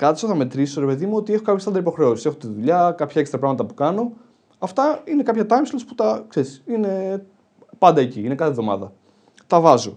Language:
Greek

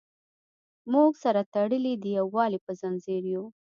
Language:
Pashto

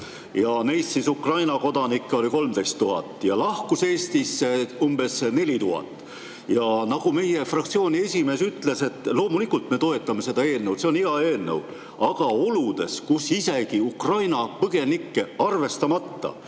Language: Estonian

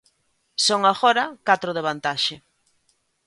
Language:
Galician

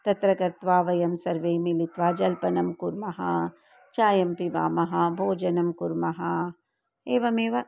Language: Sanskrit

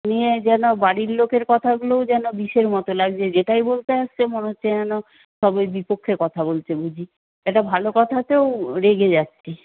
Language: Bangla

